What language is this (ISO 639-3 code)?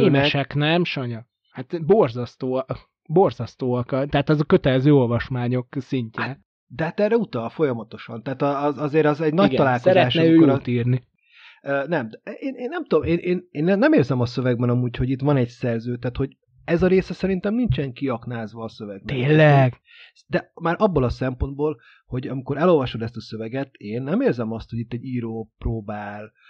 hun